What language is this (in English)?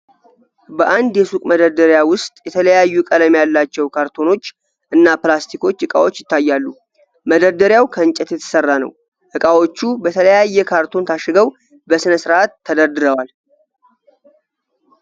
Amharic